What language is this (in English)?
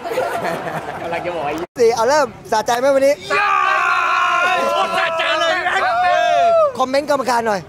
Thai